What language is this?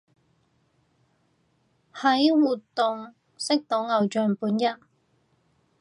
Cantonese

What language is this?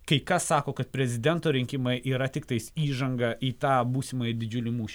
Lithuanian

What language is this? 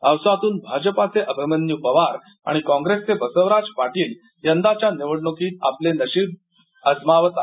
Marathi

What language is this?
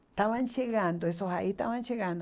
Portuguese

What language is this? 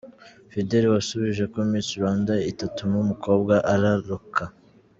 Kinyarwanda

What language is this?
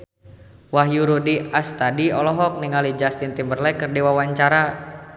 Sundanese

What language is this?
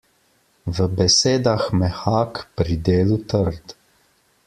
Slovenian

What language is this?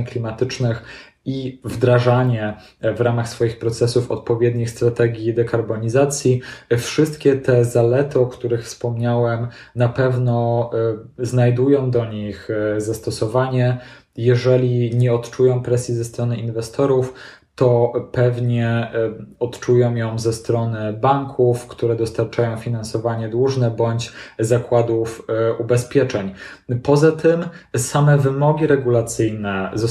Polish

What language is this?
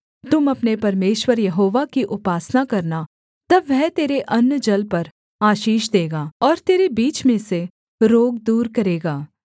Hindi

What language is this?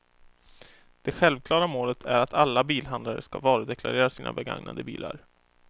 Swedish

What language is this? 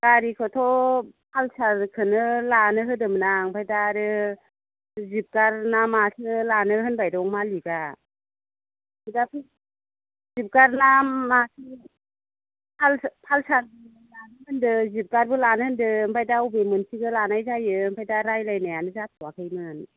Bodo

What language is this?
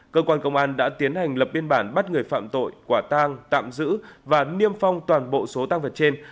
Vietnamese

